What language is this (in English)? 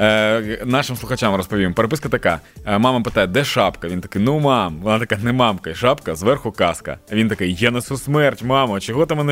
Ukrainian